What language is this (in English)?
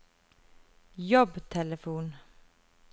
Norwegian